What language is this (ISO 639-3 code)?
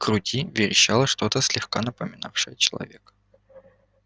rus